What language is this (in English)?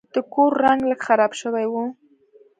Pashto